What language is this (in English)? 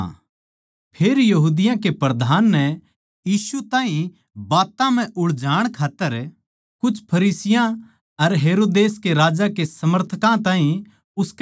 Haryanvi